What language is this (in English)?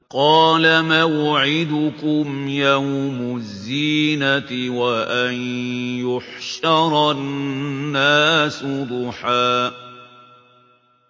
Arabic